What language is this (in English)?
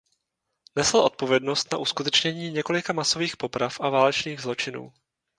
Czech